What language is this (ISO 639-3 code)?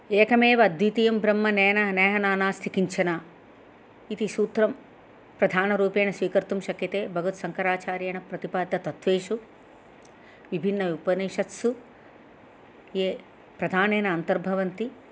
san